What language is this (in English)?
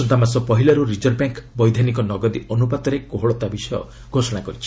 Odia